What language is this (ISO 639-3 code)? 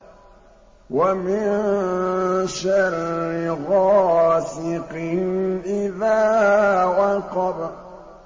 ara